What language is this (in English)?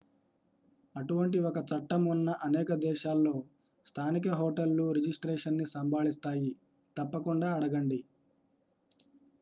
Telugu